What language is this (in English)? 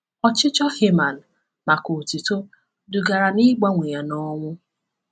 Igbo